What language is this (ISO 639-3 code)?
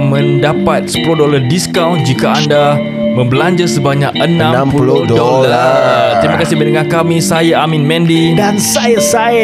msa